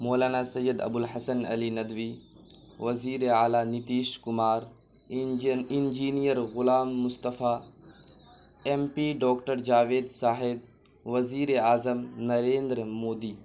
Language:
Urdu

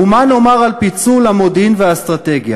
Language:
Hebrew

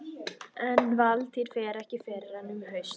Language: Icelandic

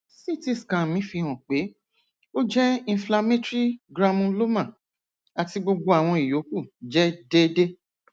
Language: Yoruba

